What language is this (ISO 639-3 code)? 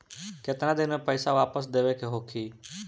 bho